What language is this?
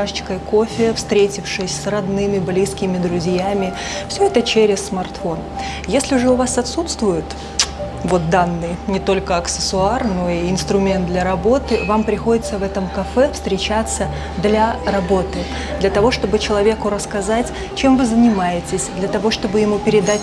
Russian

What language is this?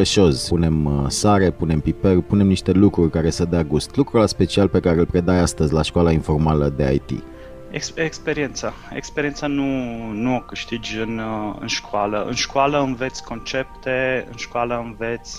Romanian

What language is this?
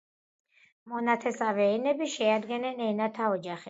Georgian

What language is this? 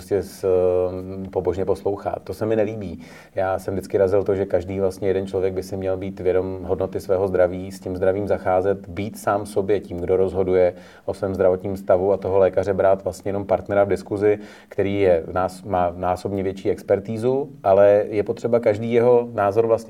Czech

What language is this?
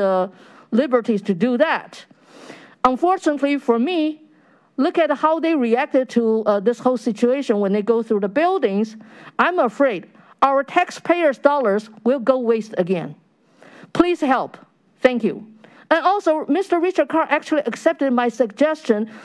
English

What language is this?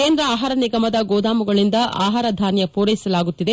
Kannada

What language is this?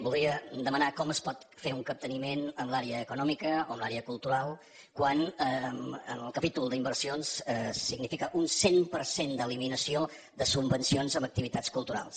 Catalan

